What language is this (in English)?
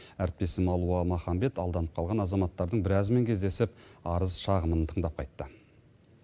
Kazakh